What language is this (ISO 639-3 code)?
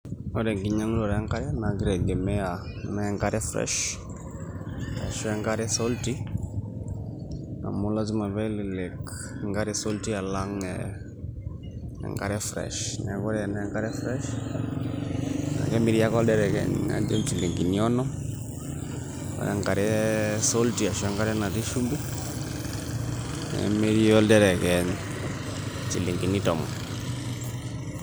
mas